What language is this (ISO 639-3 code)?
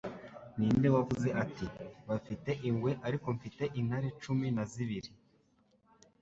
kin